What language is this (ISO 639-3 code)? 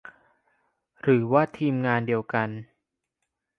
tha